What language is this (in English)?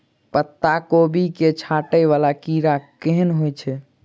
Maithili